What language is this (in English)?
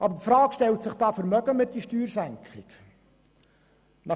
Swiss German